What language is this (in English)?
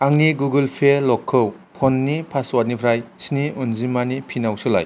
Bodo